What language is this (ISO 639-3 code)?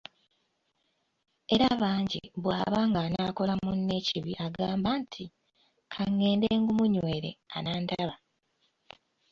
lug